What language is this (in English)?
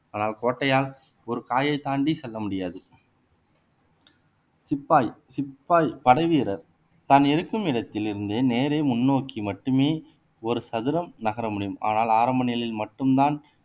Tamil